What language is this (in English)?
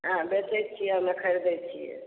Maithili